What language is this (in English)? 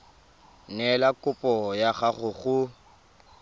Tswana